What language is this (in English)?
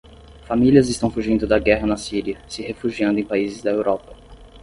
Portuguese